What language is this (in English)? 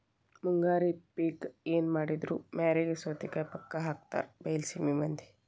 Kannada